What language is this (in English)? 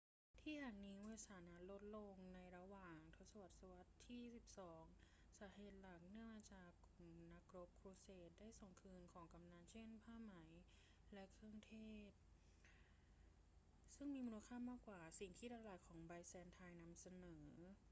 Thai